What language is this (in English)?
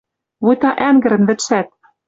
Western Mari